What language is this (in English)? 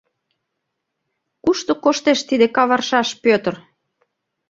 Mari